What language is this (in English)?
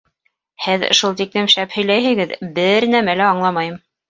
Bashkir